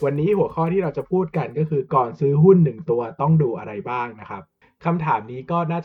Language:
Thai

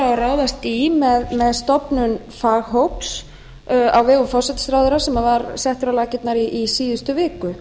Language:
Icelandic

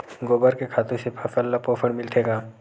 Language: Chhattisgarhi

